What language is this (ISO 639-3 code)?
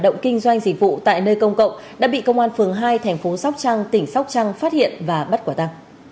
vie